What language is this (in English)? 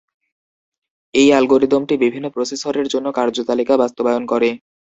Bangla